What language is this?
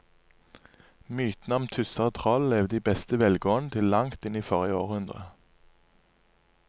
Norwegian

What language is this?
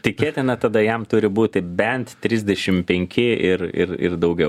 Lithuanian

